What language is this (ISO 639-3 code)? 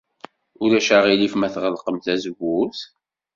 kab